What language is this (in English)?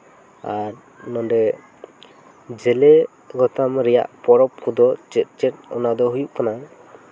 Santali